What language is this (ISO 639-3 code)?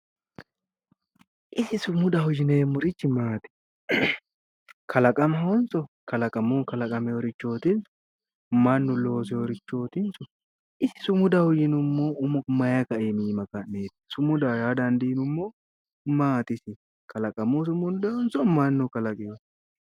sid